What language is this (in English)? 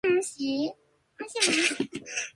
Japanese